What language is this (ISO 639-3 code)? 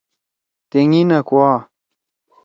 trw